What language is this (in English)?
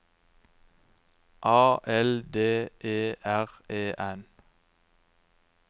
Norwegian